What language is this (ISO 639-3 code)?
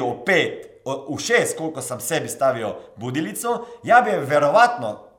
hrv